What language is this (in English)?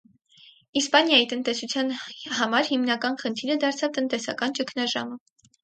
Armenian